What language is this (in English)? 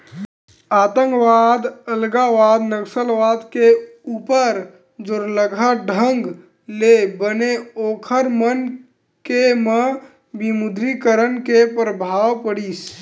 Chhattisgarhi